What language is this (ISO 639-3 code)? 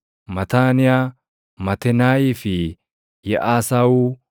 orm